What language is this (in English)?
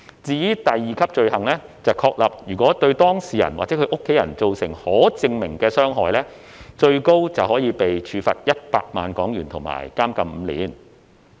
Cantonese